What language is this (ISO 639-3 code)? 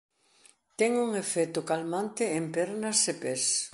glg